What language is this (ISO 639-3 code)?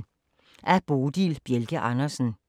dan